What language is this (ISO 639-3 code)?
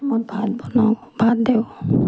asm